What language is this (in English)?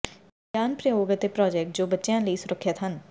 Punjabi